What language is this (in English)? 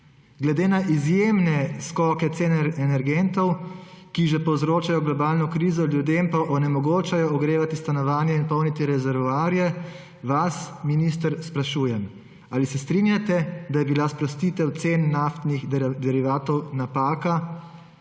Slovenian